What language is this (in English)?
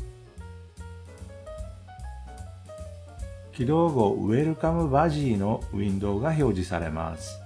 Japanese